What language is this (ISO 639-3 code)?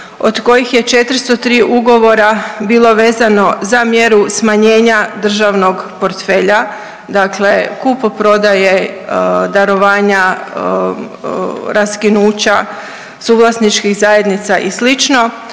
hrv